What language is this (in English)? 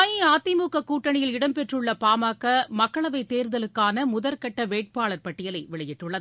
Tamil